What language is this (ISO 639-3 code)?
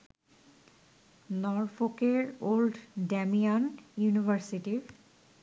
ben